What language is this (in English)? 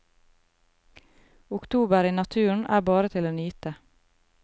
Norwegian